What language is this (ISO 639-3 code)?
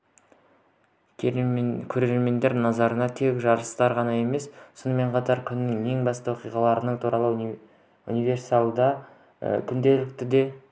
kaz